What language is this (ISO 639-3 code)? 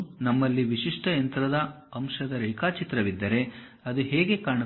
kan